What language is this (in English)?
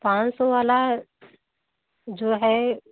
Hindi